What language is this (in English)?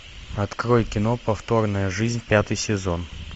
Russian